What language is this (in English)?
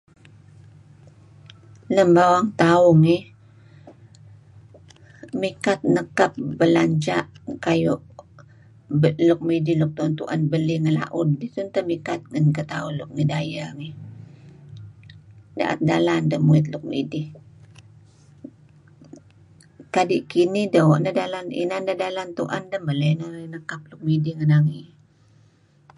Kelabit